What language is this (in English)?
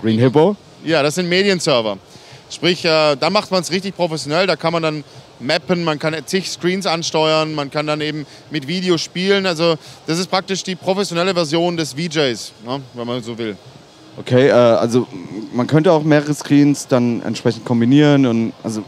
German